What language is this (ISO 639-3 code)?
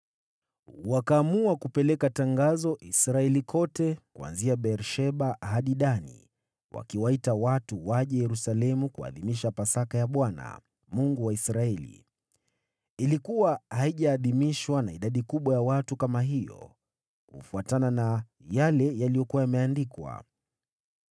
swa